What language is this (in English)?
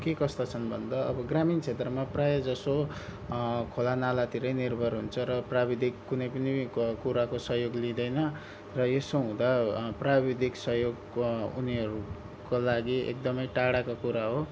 Nepali